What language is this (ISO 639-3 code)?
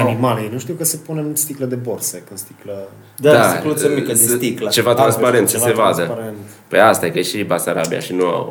ron